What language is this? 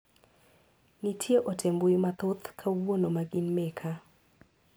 Luo (Kenya and Tanzania)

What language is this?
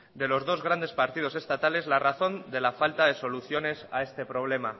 Spanish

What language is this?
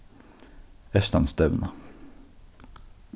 Faroese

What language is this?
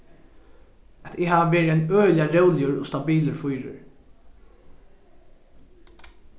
Faroese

